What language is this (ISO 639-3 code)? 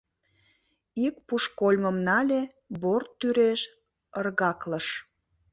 chm